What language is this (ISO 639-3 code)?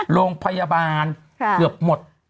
tha